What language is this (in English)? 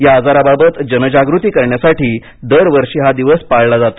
Marathi